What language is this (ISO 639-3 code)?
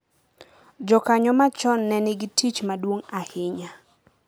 luo